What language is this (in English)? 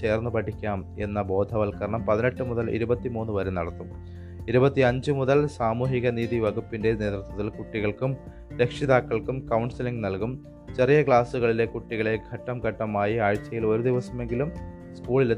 Malayalam